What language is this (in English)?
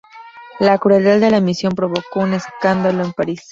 Spanish